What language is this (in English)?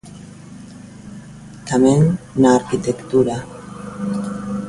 Galician